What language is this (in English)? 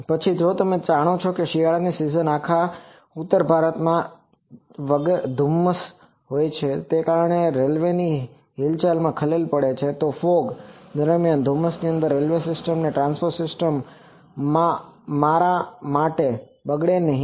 Gujarati